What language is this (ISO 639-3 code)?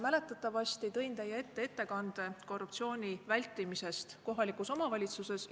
est